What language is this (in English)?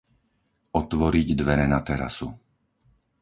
Slovak